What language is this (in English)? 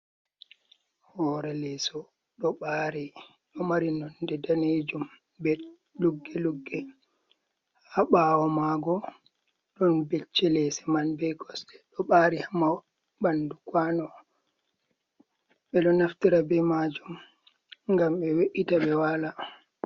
Fula